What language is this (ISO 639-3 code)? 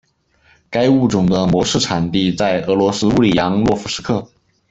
zho